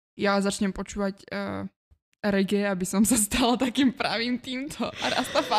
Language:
Slovak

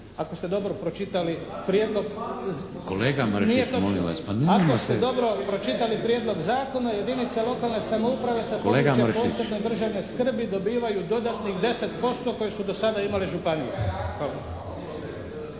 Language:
Croatian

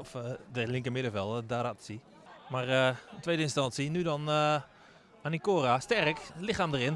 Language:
Dutch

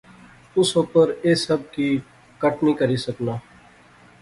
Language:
Pahari-Potwari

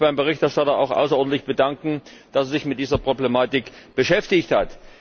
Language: German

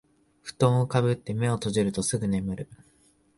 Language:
Japanese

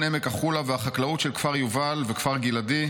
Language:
Hebrew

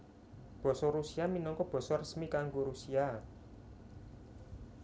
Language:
Javanese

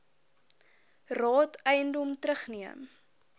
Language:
Afrikaans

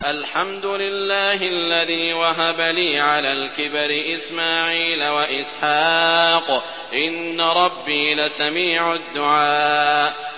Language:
Arabic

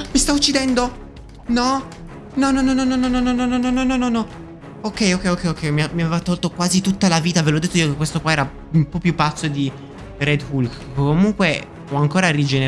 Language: Italian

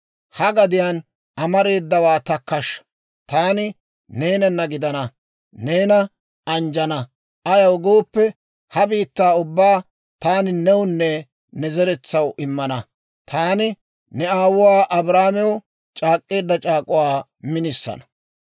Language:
Dawro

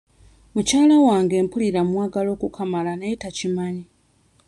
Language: Ganda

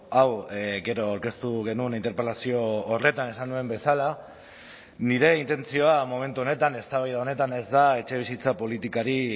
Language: Basque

